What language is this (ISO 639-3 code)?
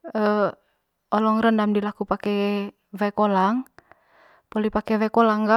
mqy